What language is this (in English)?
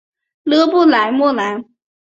Chinese